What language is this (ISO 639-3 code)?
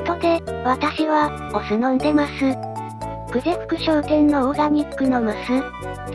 jpn